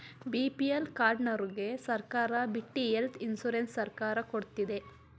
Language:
Kannada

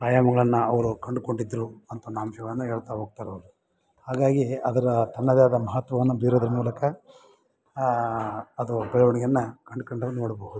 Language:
Kannada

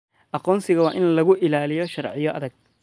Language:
Somali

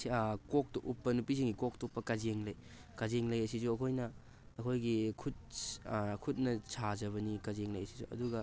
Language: Manipuri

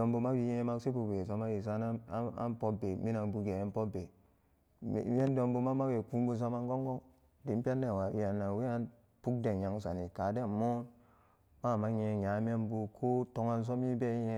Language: Samba Daka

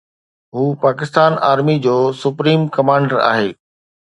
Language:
Sindhi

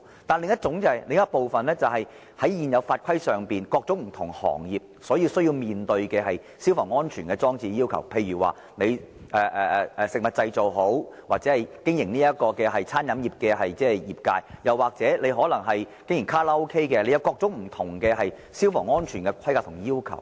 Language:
Cantonese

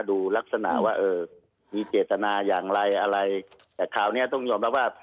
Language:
Thai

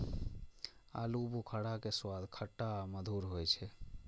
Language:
Maithili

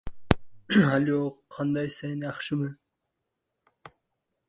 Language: Uzbek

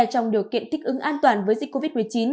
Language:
Vietnamese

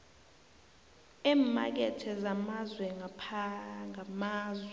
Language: South Ndebele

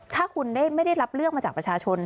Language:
Thai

